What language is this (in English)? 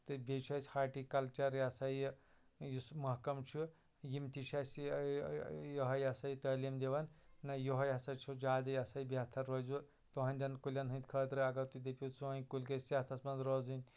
Kashmiri